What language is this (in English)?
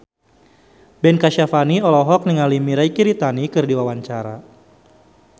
Sundanese